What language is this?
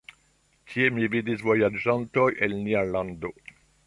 Esperanto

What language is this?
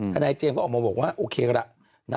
Thai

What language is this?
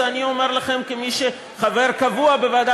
Hebrew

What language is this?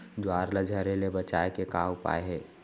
Chhattisgarhi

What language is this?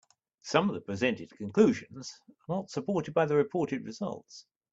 English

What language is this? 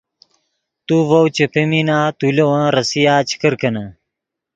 Yidgha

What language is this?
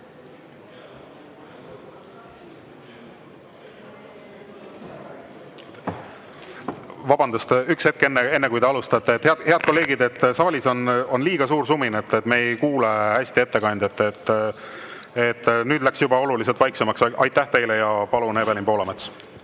Estonian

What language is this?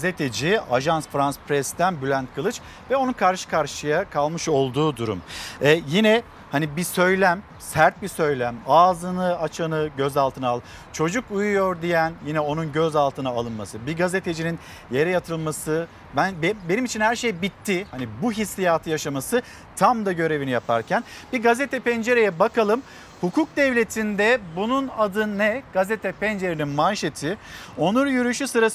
Turkish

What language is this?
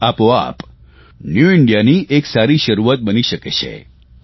Gujarati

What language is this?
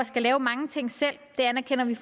Danish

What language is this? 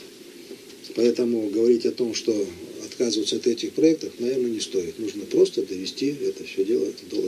Russian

